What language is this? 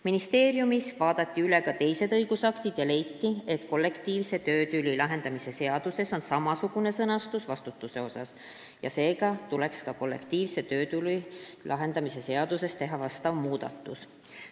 Estonian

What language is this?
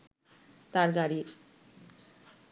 Bangla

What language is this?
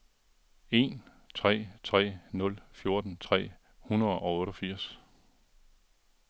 Danish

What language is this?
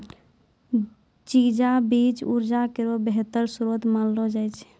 Maithili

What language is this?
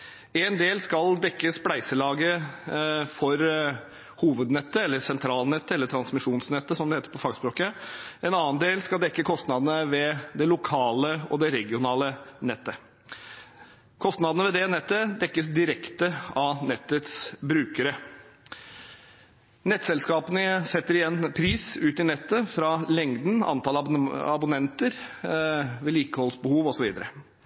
Norwegian Bokmål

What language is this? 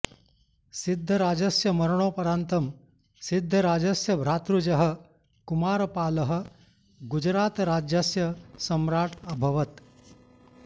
Sanskrit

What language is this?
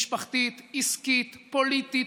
Hebrew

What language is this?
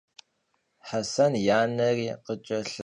Kabardian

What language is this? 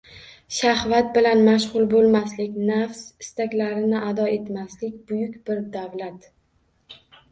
Uzbek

